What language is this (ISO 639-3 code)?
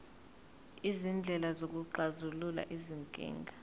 zul